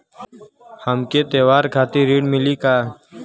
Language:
Bhojpuri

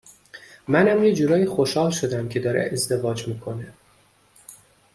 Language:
Persian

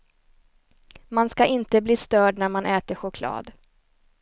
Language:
Swedish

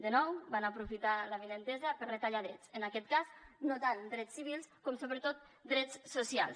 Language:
Catalan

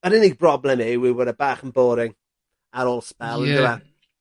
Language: Welsh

